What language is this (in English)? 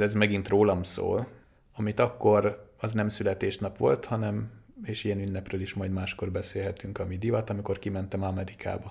Hungarian